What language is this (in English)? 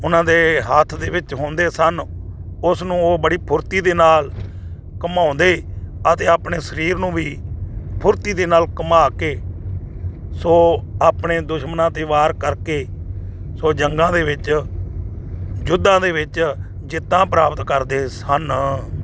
Punjabi